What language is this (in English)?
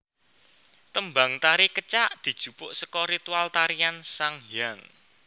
Javanese